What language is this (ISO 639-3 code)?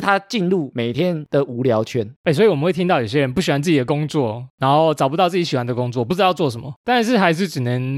zho